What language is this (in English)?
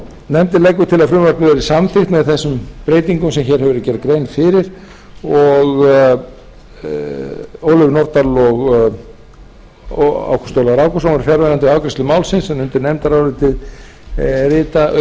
Icelandic